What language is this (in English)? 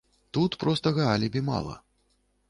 Belarusian